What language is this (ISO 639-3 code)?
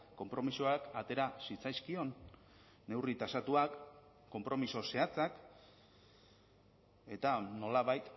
eus